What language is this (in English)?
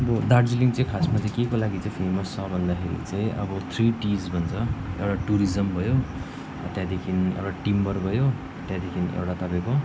Nepali